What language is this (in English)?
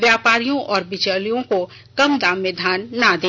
Hindi